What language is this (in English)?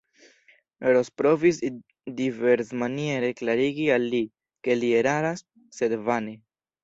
Esperanto